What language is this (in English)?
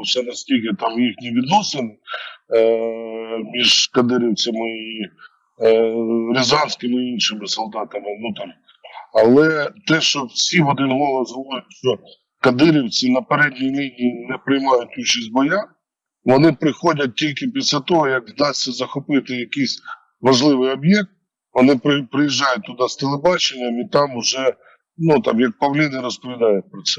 Ukrainian